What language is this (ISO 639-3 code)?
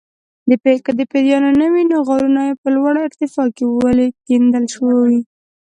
pus